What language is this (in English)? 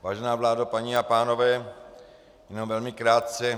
Czech